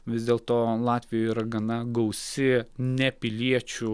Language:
Lithuanian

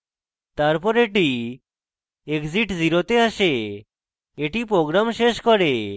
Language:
Bangla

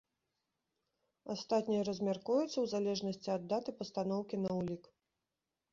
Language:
Belarusian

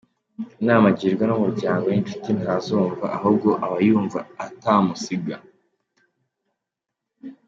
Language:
Kinyarwanda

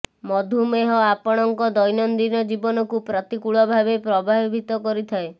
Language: Odia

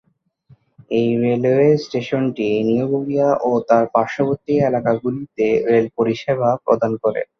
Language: Bangla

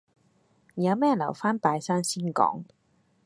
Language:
Cantonese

